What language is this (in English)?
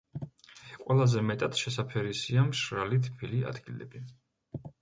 Georgian